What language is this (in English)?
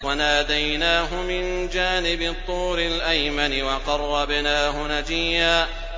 Arabic